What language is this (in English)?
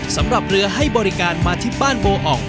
Thai